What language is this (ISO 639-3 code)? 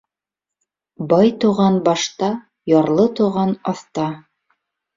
bak